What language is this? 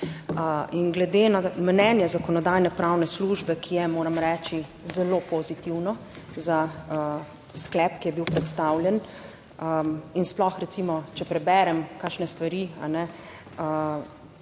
Slovenian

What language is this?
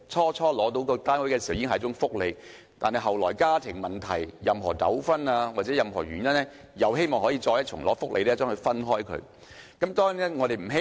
Cantonese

